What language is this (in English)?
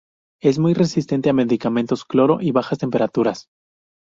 Spanish